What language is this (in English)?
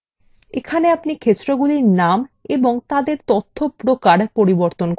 Bangla